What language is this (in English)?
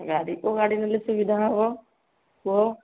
Odia